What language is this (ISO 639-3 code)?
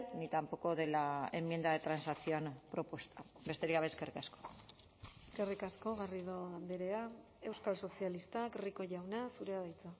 eus